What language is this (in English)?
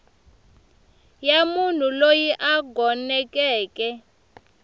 Tsonga